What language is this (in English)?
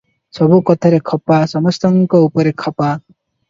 Odia